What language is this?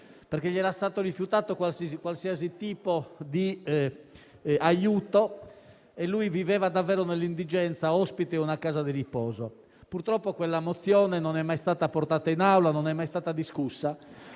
Italian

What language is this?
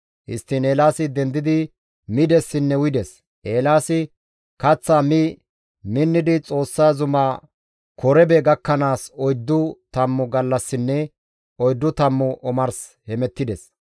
Gamo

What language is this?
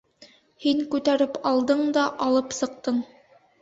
Bashkir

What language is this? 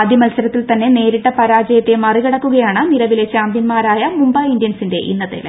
Malayalam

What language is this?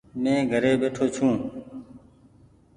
Goaria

